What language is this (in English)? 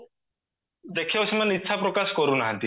Odia